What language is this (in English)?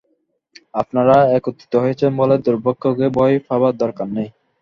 Bangla